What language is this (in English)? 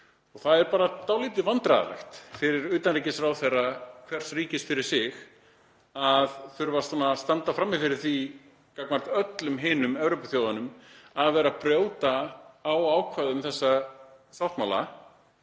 Icelandic